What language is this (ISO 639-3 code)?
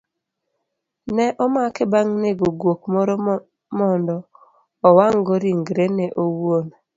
luo